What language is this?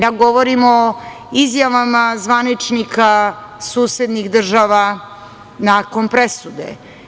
Serbian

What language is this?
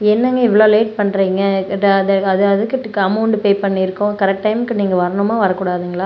Tamil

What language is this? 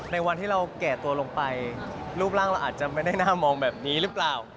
Thai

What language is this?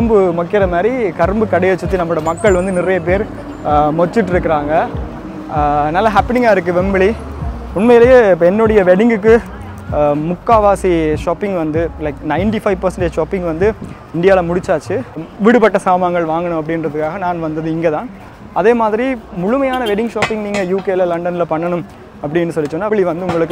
Korean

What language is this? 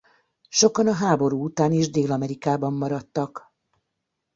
Hungarian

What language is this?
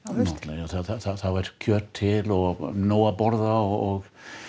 Icelandic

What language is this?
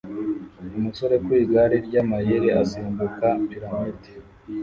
Kinyarwanda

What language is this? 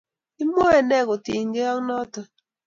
Kalenjin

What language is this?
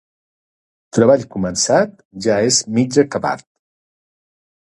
Catalan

